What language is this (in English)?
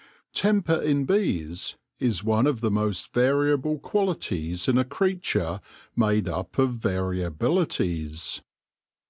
English